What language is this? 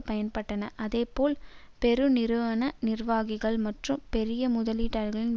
Tamil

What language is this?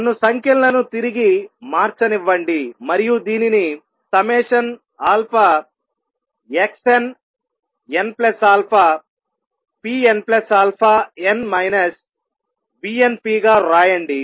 Telugu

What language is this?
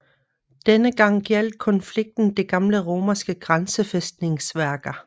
Danish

